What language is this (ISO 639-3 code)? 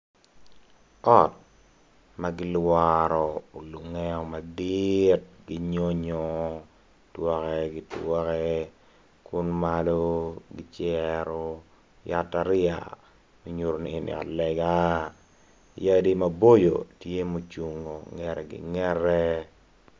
ach